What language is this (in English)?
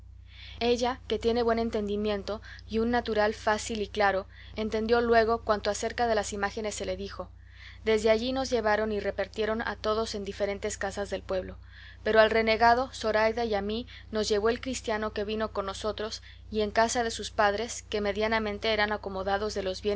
Spanish